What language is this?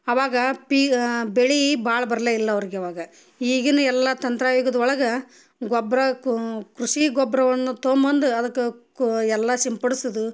Kannada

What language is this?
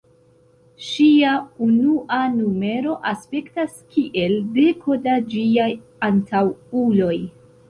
Esperanto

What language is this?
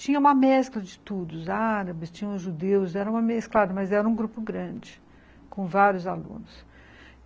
Portuguese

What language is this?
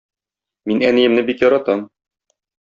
Tatar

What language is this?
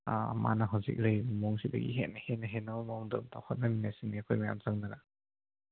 Manipuri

